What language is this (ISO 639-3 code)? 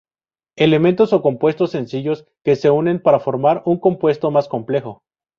spa